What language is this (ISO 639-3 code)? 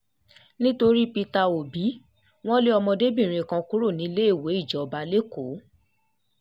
yor